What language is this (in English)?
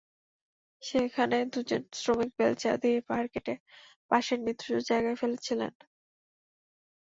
Bangla